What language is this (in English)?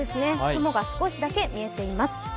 Japanese